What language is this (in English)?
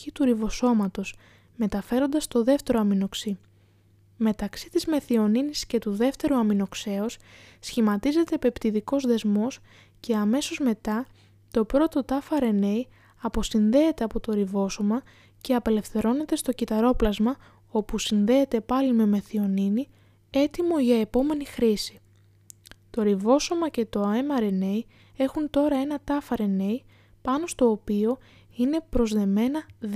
Greek